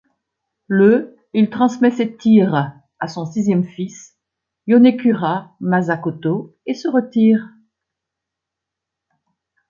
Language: French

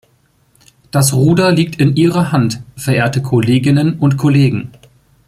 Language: German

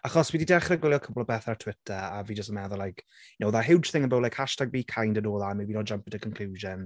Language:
Welsh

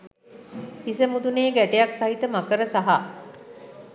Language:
Sinhala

